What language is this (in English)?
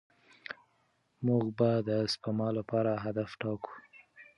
Pashto